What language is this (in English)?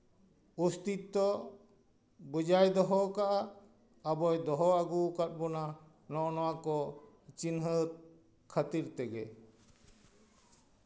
Santali